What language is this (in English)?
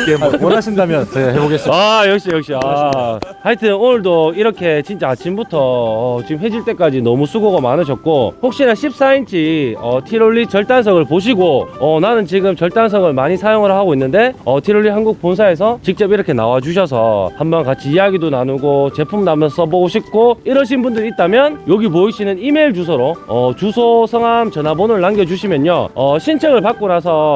Korean